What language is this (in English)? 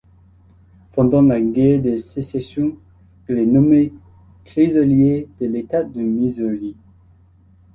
French